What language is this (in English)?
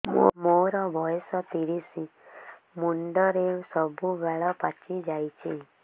Odia